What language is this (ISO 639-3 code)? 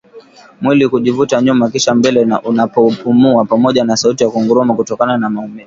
swa